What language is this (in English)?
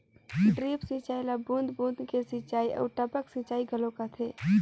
Chhattisgarhi